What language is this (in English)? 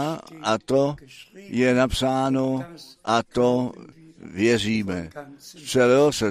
Czech